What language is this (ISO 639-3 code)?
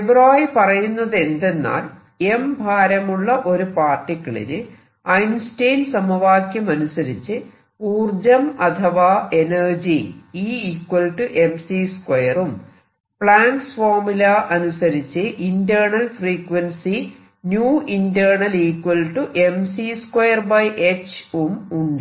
mal